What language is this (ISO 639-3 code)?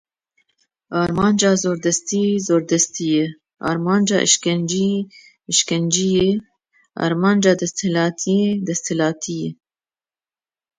kur